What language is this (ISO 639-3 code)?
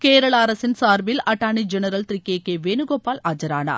tam